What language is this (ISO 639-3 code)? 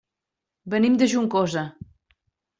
cat